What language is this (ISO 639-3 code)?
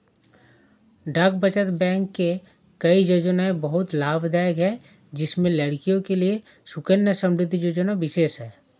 hin